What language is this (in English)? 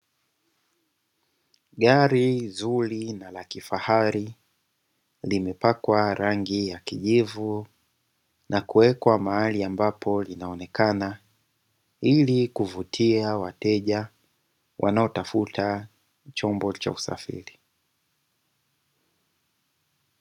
Swahili